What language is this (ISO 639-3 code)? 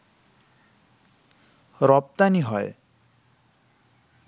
ben